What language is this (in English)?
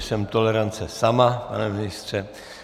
Czech